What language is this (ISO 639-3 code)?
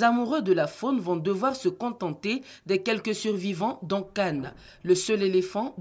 fra